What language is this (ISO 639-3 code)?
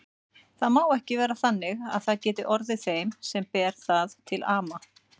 isl